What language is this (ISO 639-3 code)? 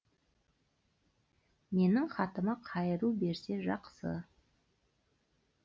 kaz